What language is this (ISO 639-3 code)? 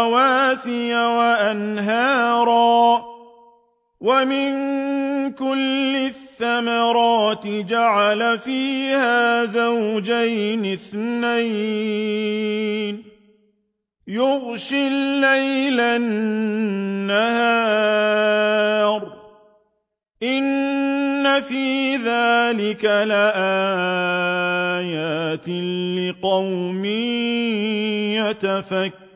ara